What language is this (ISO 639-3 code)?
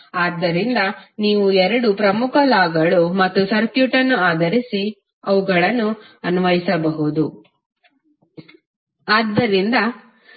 kan